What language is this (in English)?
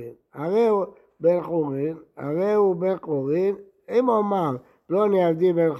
Hebrew